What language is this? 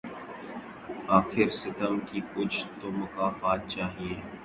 Urdu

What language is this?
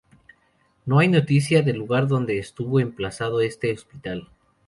Spanish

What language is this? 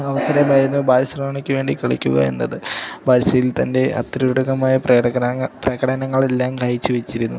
Malayalam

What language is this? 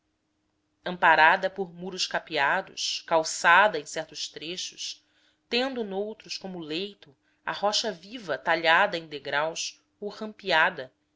Portuguese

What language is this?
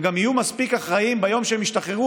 Hebrew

